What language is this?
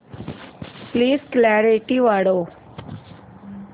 Marathi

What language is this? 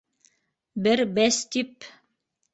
Bashkir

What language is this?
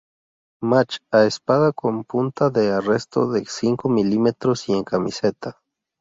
Spanish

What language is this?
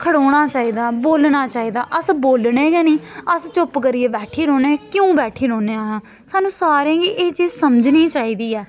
Dogri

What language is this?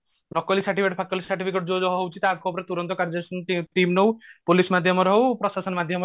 Odia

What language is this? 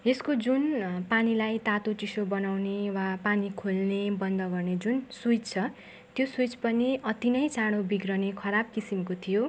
Nepali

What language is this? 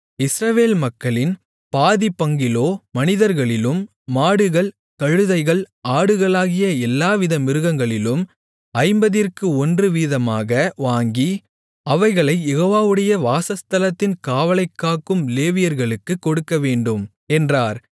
Tamil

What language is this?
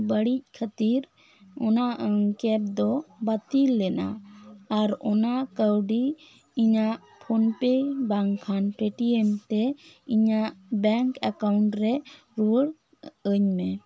Santali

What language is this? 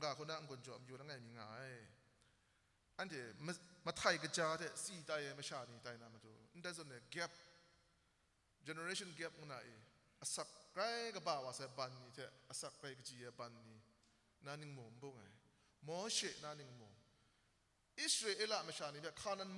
Arabic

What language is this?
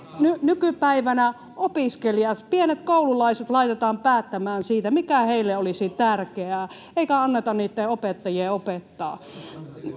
Finnish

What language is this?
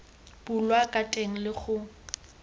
Tswana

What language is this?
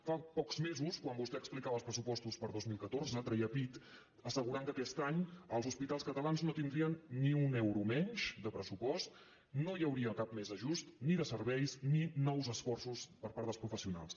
Catalan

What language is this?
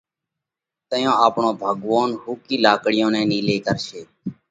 Parkari Koli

